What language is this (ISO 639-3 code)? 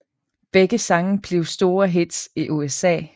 dan